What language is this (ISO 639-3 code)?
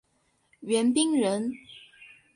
zho